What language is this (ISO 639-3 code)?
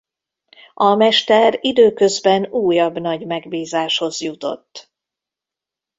hun